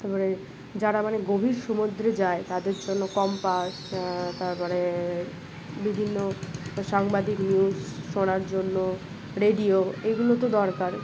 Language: Bangla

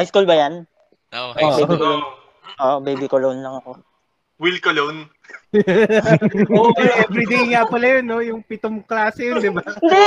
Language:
Filipino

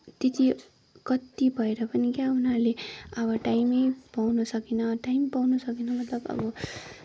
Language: Nepali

